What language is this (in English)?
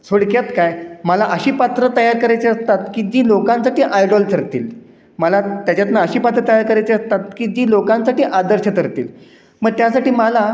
Marathi